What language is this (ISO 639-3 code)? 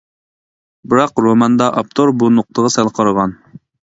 uig